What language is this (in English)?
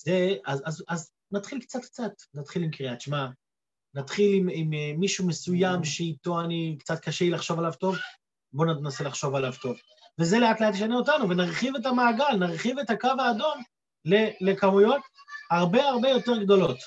Hebrew